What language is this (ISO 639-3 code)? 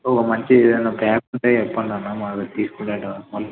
tel